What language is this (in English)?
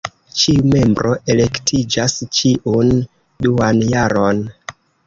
Esperanto